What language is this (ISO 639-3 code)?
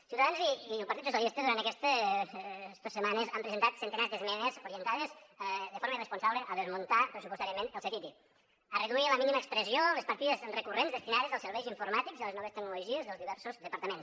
cat